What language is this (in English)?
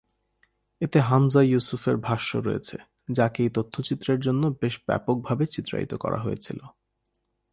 Bangla